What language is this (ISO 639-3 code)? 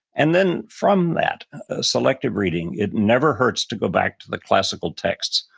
eng